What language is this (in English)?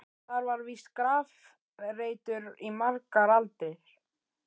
Icelandic